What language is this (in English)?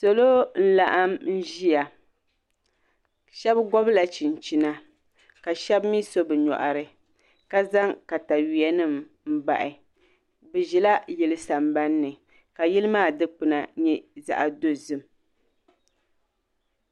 Dagbani